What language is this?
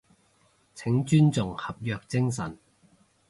Cantonese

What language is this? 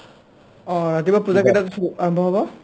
Assamese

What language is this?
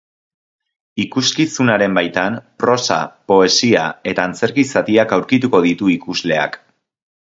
Basque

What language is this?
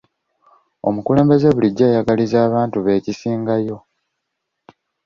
Ganda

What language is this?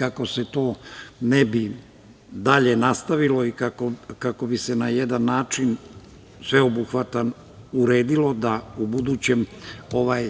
Serbian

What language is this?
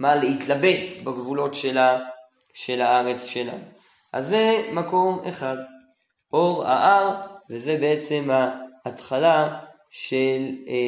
Hebrew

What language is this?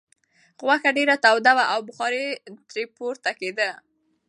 Pashto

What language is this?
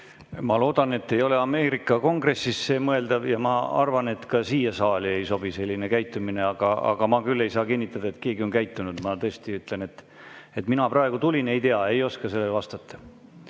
Estonian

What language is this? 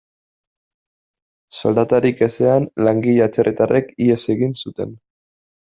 Basque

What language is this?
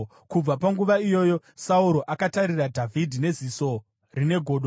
Shona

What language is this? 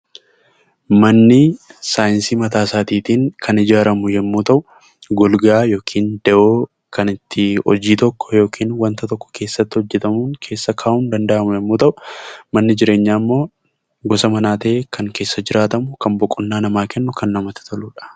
Oromo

